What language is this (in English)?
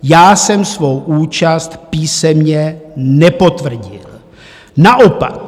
Czech